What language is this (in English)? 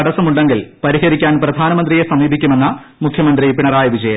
Malayalam